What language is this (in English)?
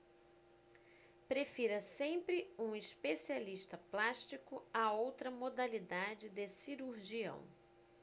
Portuguese